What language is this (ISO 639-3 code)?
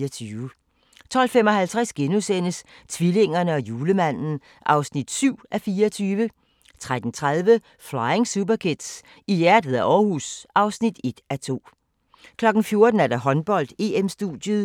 dan